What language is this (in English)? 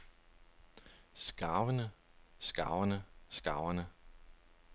Danish